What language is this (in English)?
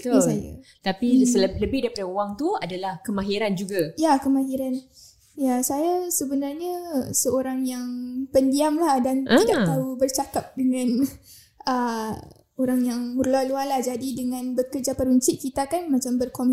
Malay